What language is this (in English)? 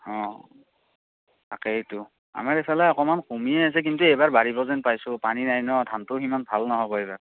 Assamese